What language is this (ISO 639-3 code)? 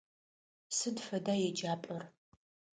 ady